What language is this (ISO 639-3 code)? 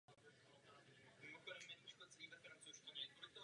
ces